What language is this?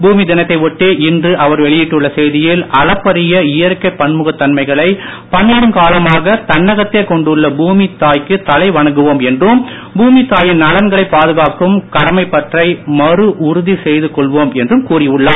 Tamil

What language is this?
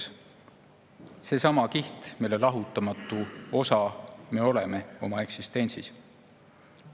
Estonian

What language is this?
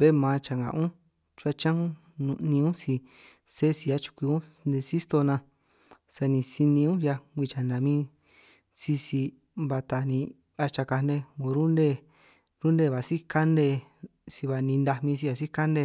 San Martín Itunyoso Triqui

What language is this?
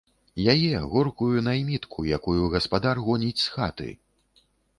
Belarusian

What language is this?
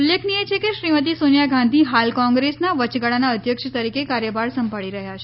Gujarati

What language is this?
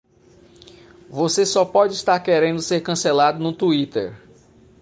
Portuguese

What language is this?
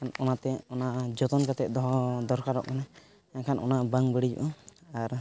Santali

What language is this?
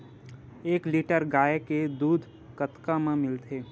Chhattisgarhi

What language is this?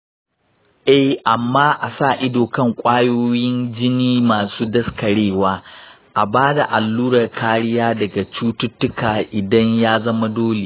Hausa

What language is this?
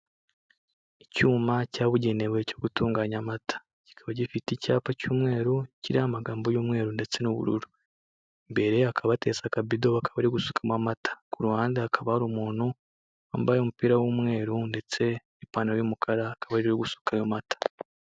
Kinyarwanda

